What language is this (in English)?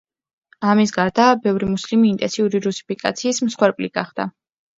Georgian